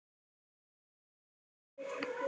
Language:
Icelandic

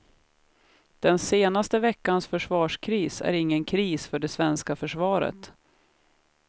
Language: Swedish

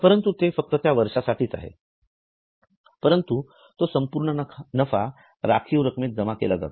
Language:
Marathi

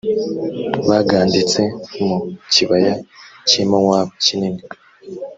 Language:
Kinyarwanda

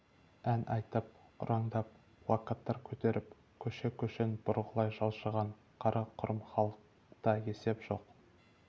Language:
Kazakh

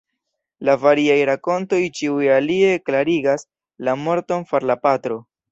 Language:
Esperanto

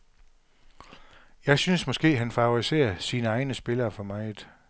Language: Danish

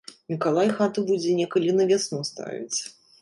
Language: Belarusian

